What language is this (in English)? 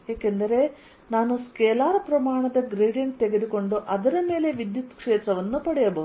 Kannada